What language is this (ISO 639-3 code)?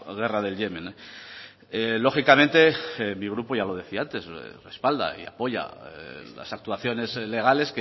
spa